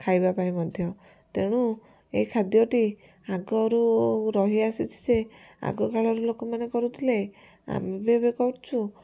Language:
Odia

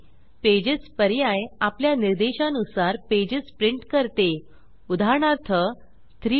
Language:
Marathi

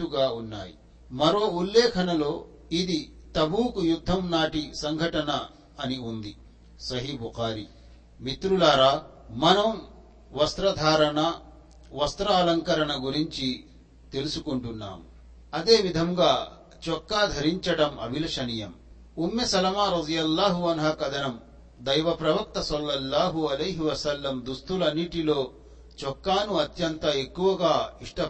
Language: Telugu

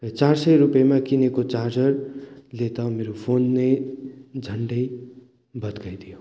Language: Nepali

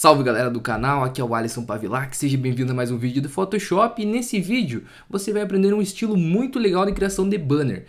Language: Portuguese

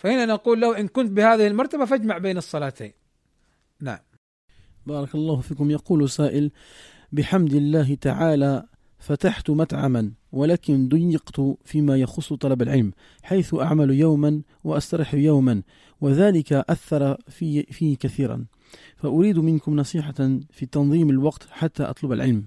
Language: Arabic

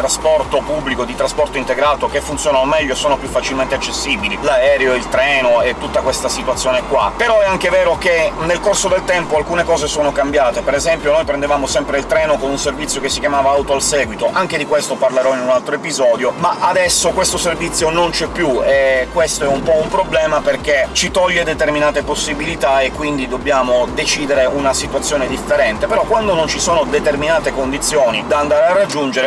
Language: Italian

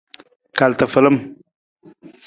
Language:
Nawdm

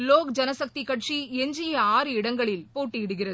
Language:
Tamil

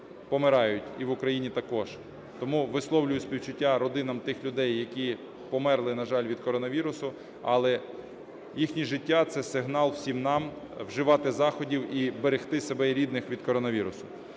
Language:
Ukrainian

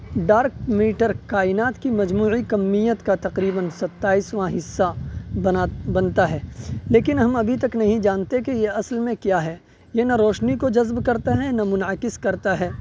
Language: Urdu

